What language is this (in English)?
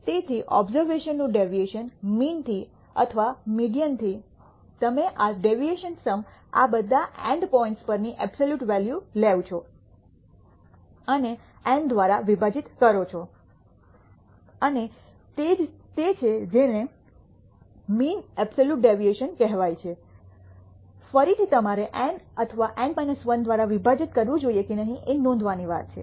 Gujarati